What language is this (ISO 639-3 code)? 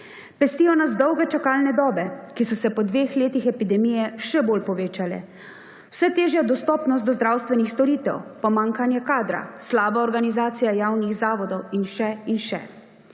slv